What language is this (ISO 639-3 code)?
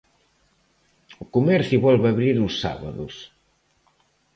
glg